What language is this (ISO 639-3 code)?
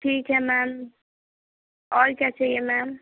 hin